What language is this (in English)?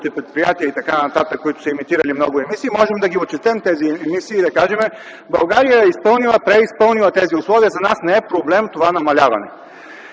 Bulgarian